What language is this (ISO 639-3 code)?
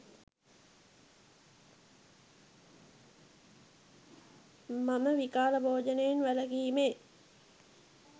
sin